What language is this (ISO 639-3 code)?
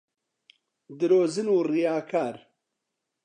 ckb